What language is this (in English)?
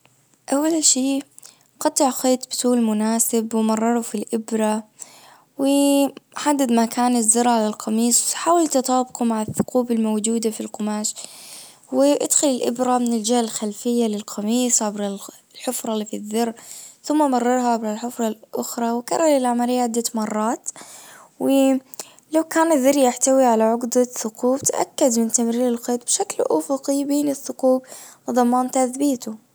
Najdi Arabic